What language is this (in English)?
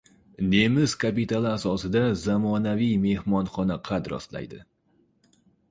Uzbek